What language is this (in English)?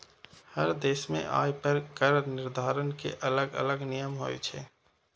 Maithili